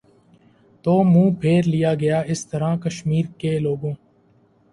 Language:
Urdu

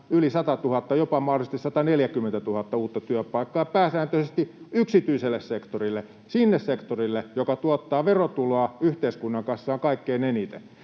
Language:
Finnish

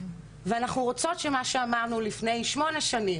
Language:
Hebrew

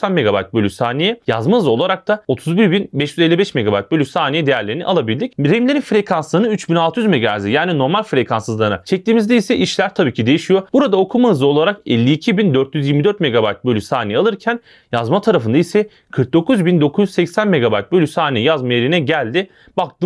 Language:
Turkish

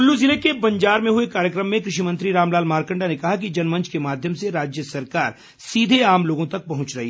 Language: Hindi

